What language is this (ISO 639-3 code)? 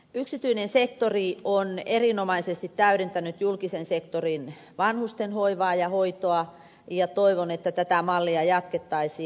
fin